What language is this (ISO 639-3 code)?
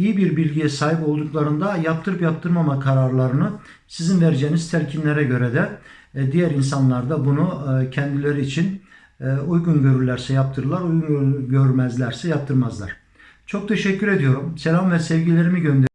tur